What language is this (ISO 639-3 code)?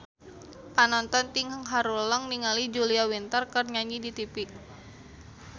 sun